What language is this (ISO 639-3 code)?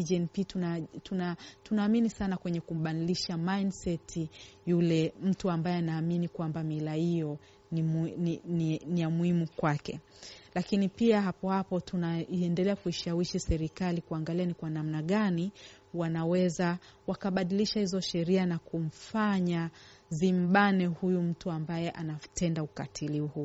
swa